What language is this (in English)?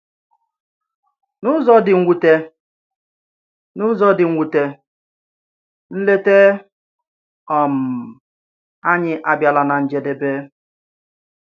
Igbo